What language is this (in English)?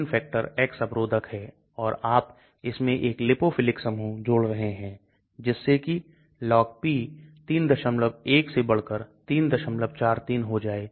Hindi